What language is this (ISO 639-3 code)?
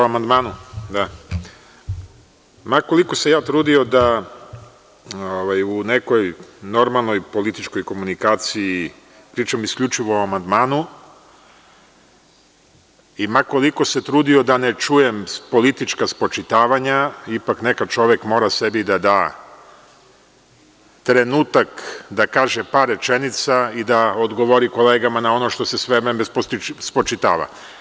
srp